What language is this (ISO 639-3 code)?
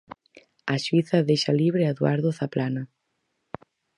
glg